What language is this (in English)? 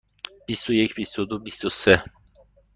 Persian